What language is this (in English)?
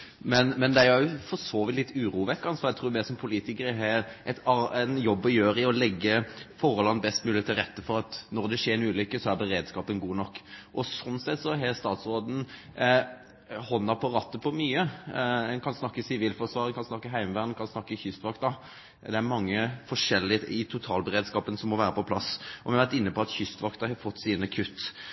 Norwegian Nynorsk